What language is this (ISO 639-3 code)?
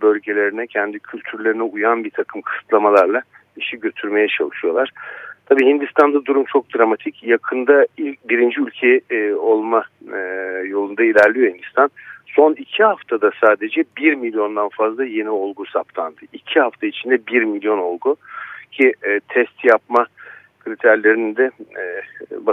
tur